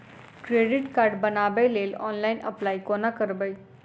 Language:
Maithili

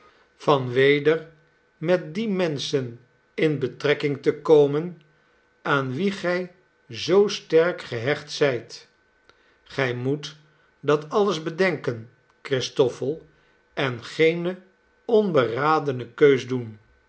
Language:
Dutch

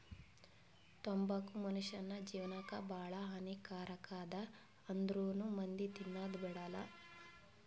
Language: Kannada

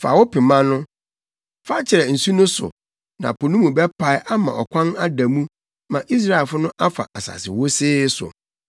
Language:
Akan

